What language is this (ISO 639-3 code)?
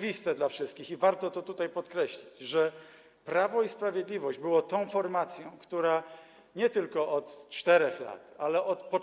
pol